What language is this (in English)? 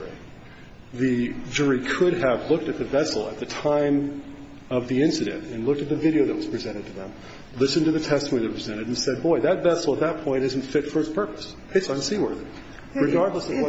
English